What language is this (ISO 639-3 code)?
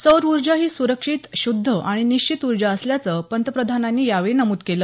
mar